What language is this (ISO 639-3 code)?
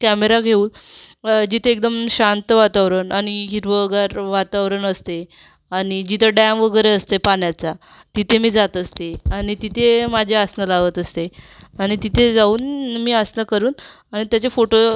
mar